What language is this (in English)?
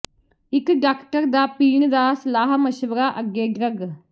Punjabi